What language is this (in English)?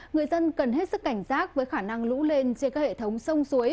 Vietnamese